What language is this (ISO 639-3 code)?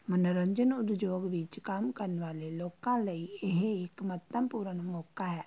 pan